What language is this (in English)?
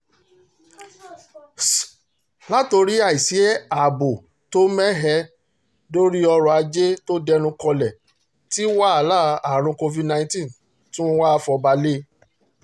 Yoruba